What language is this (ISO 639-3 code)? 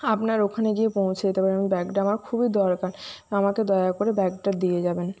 ben